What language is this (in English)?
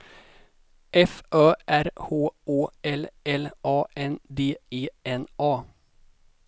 Swedish